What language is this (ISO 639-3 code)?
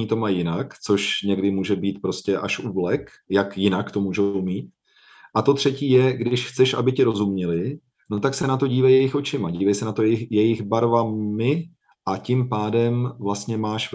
ces